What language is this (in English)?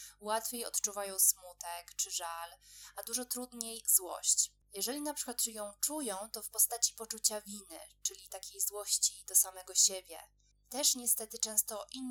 Polish